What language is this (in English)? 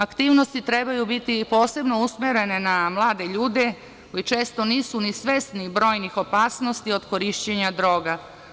Serbian